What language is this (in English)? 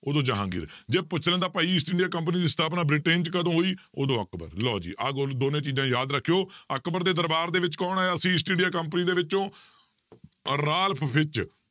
Punjabi